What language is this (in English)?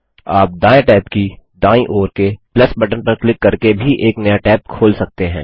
Hindi